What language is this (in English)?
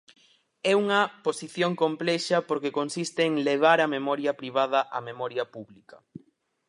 Galician